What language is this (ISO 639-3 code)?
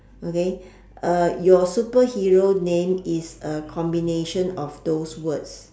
eng